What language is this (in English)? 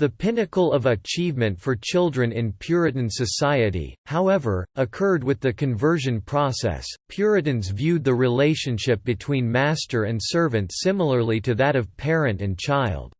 English